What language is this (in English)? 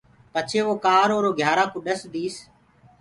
Gurgula